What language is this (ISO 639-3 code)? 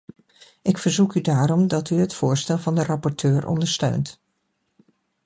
nld